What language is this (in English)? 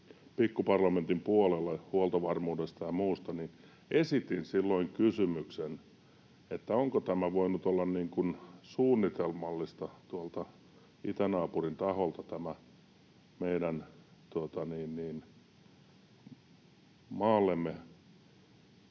Finnish